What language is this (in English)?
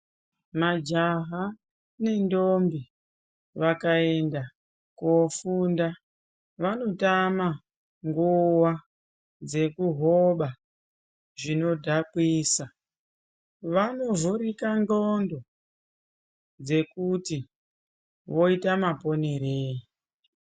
Ndau